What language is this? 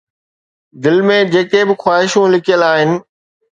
Sindhi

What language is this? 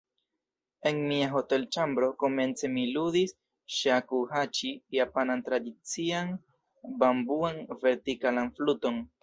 Esperanto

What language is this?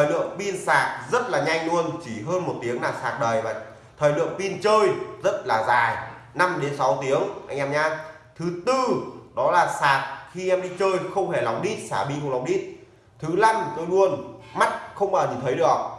Vietnamese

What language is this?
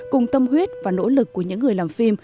Vietnamese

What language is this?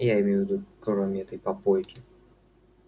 Russian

